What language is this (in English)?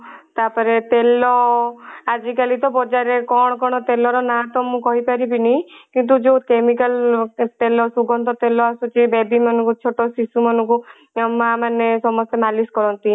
Odia